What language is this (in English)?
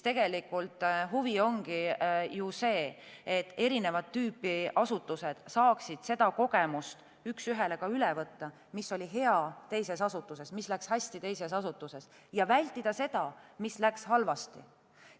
Estonian